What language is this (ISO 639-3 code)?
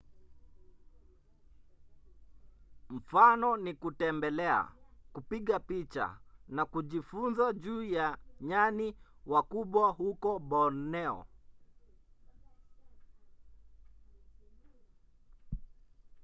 swa